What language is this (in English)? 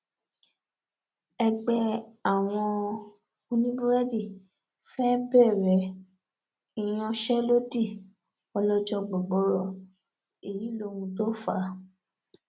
Yoruba